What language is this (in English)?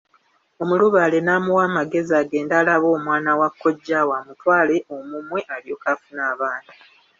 Ganda